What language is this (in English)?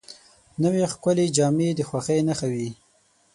Pashto